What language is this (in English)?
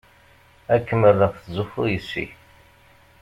Kabyle